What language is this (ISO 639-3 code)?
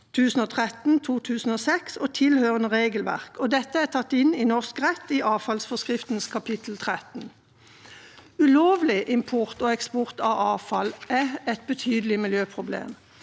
nor